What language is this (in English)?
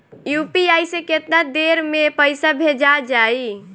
Bhojpuri